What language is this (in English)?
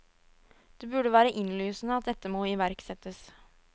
Norwegian